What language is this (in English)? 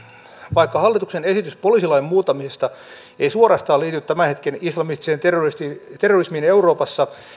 Finnish